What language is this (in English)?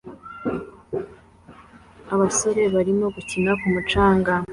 Kinyarwanda